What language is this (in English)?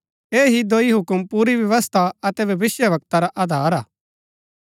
Gaddi